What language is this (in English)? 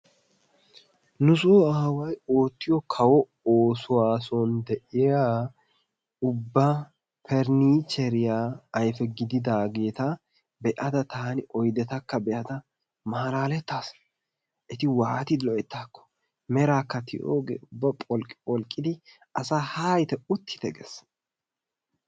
Wolaytta